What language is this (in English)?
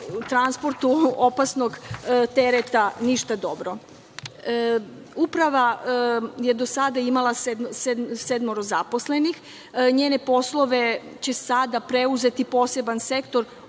Serbian